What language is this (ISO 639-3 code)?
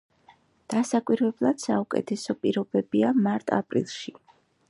kat